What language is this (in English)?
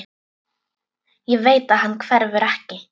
Icelandic